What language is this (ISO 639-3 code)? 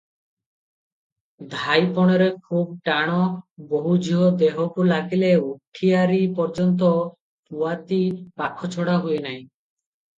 ori